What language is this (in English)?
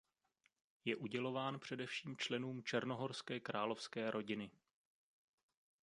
Czech